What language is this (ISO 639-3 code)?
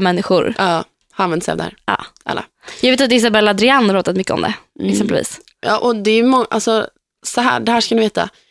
swe